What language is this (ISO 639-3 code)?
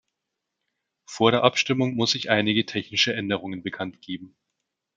deu